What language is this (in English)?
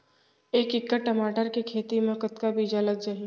Chhattisgarhi